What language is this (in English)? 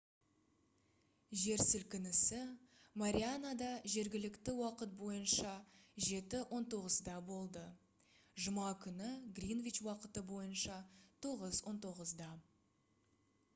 Kazakh